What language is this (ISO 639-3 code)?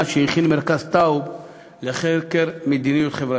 heb